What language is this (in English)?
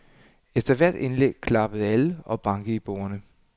Danish